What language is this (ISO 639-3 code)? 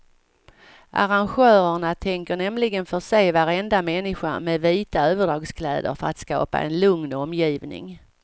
swe